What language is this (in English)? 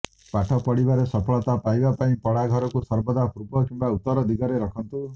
Odia